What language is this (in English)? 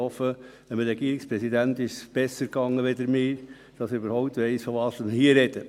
Swiss German